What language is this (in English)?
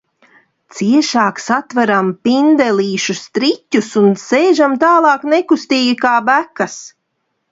Latvian